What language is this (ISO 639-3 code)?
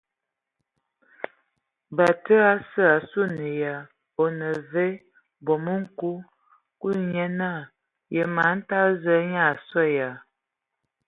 ewo